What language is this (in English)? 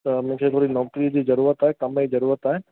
Sindhi